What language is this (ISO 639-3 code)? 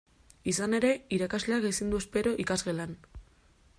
eus